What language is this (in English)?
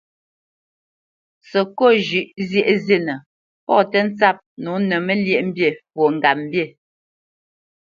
Bamenyam